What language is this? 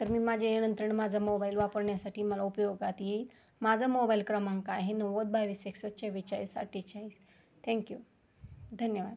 Marathi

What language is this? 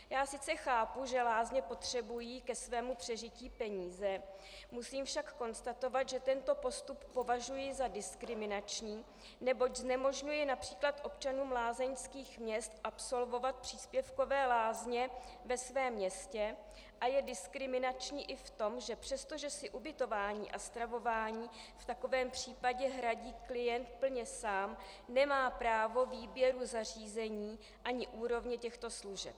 Czech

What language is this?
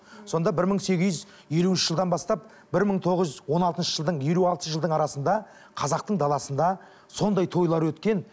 Kazakh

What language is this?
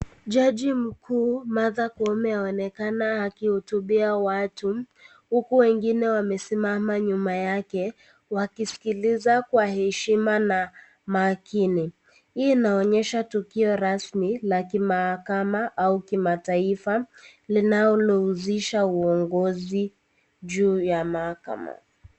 Swahili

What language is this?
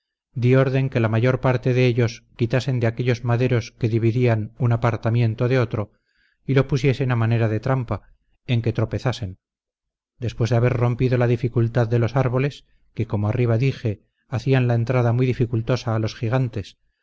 Spanish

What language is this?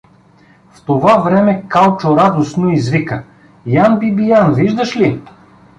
Bulgarian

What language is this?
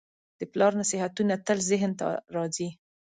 Pashto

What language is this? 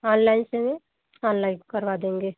Hindi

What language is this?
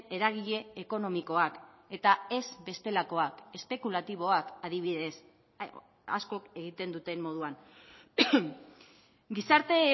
Basque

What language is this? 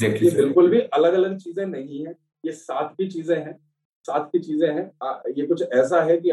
Hindi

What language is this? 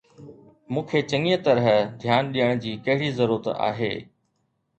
Sindhi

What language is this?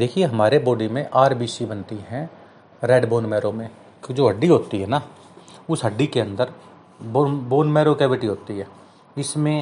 Hindi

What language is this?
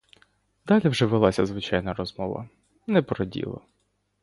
Ukrainian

